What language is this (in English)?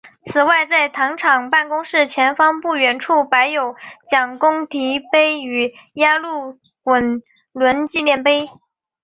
Chinese